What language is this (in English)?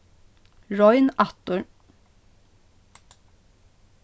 Faroese